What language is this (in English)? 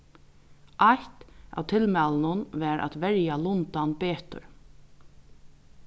Faroese